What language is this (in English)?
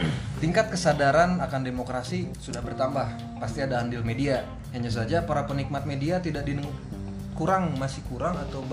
Indonesian